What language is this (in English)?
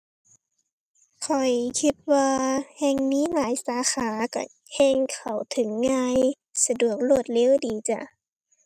Thai